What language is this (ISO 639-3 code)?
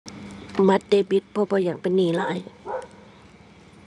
tha